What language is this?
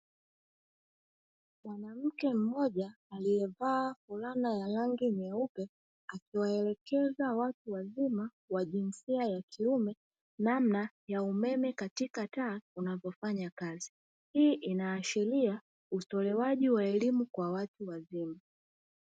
Swahili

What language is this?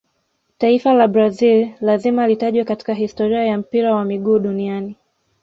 Swahili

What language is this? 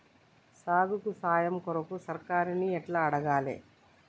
Telugu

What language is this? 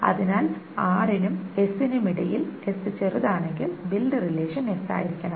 Malayalam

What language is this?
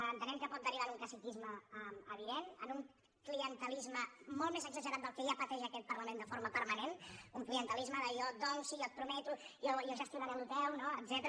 Catalan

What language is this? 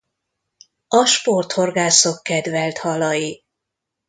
Hungarian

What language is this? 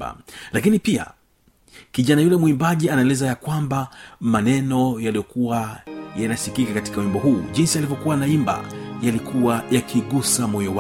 Swahili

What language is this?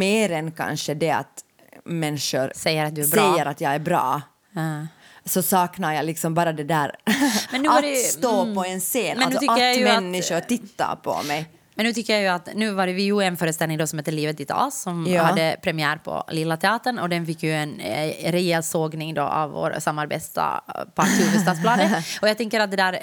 Swedish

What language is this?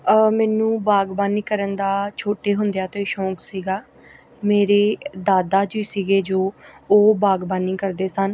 Punjabi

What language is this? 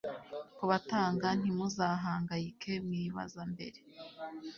Kinyarwanda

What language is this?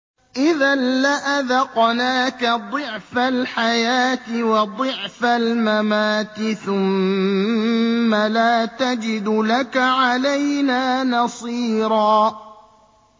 Arabic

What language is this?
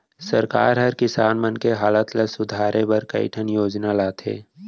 Chhattisgarhi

